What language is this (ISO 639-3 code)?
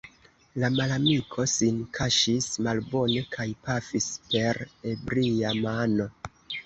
epo